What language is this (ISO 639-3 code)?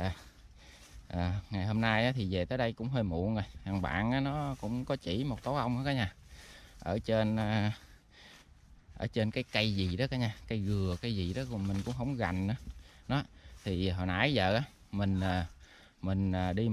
vie